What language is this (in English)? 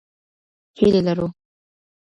Pashto